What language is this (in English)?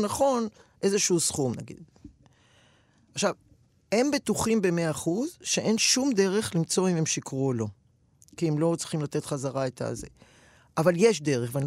Hebrew